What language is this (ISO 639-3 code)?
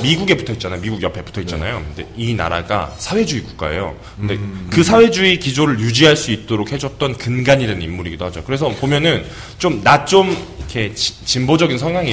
kor